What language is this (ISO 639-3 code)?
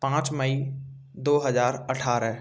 hin